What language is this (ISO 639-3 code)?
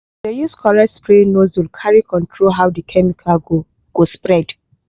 pcm